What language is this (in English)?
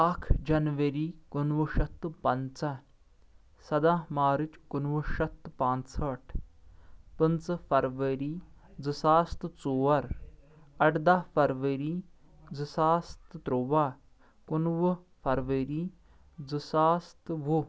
Kashmiri